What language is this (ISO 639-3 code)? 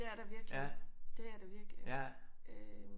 dan